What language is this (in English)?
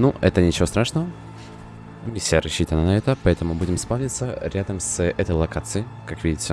Russian